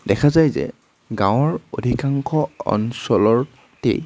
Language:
Assamese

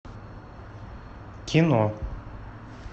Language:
Russian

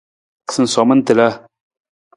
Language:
Nawdm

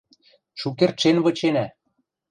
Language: Western Mari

